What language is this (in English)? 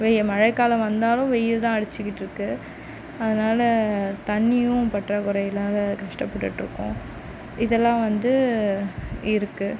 Tamil